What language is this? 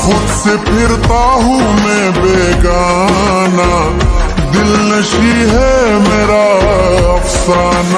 Arabic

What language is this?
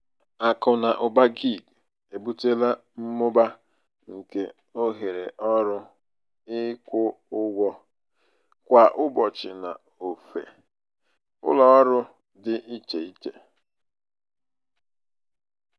Igbo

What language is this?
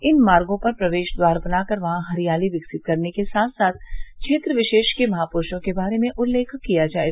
Hindi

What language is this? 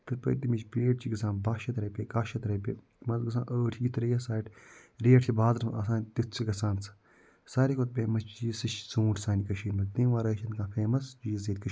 Kashmiri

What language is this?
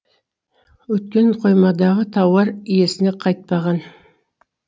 Kazakh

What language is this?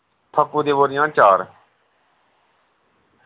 Dogri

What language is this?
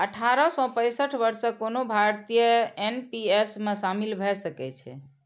Maithili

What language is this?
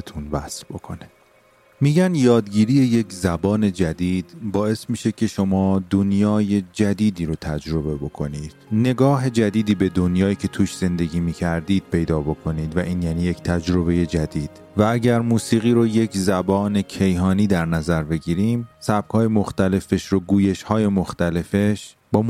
Persian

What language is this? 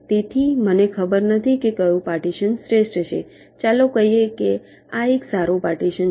Gujarati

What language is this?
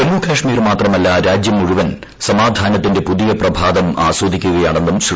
Malayalam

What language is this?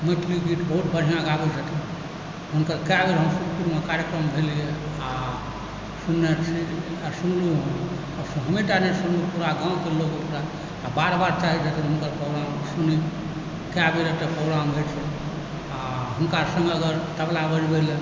Maithili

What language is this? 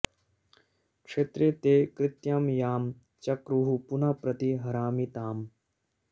Sanskrit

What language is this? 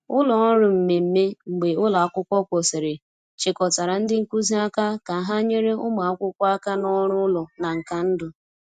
Igbo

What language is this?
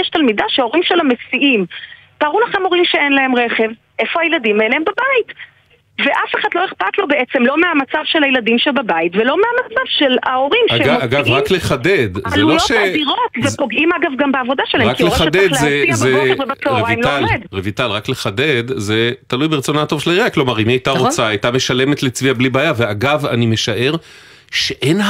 Hebrew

